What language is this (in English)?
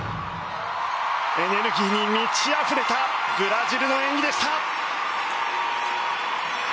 Japanese